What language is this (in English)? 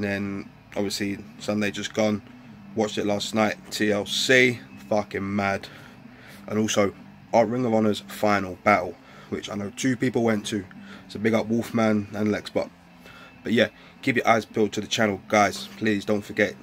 English